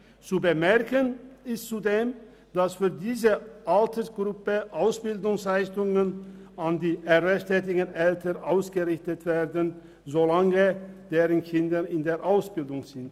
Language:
Swiss German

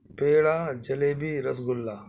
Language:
Urdu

